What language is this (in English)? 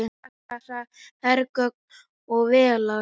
Icelandic